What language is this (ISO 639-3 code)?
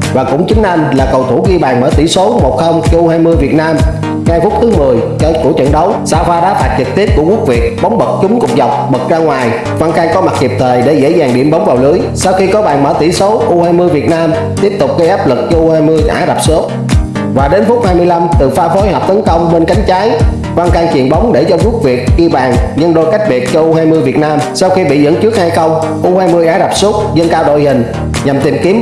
vie